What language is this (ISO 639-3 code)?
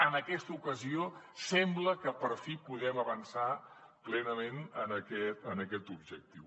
cat